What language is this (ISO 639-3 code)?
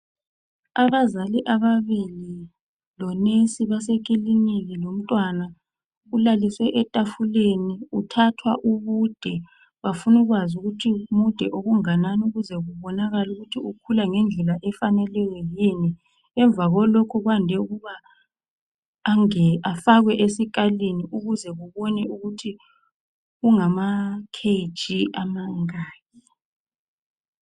nde